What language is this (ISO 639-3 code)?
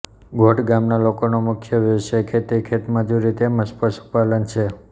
guj